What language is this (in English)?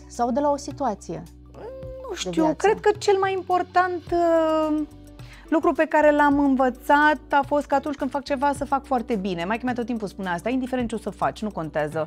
Romanian